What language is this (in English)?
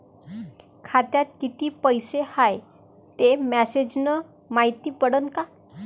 Marathi